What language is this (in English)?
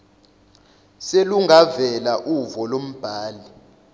Zulu